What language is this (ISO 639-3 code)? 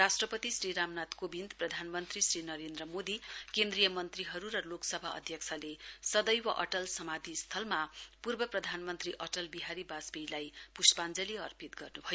nep